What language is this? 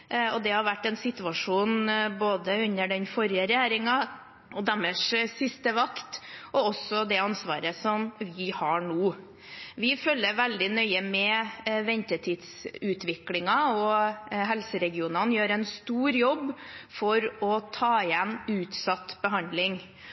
Norwegian Bokmål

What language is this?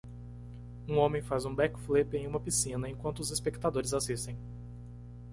Portuguese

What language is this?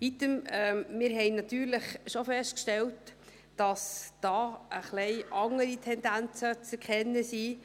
Swiss German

